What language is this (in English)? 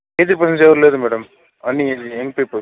Telugu